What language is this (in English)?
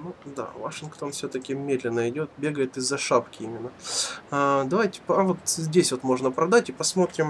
Russian